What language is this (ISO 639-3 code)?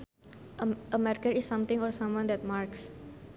sun